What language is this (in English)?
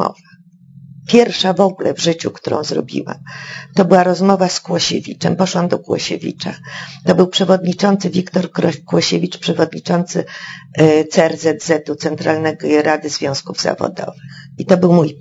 Polish